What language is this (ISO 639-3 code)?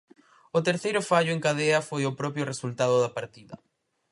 glg